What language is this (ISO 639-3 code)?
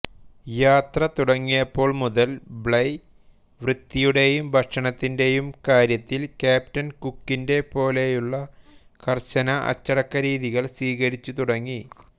mal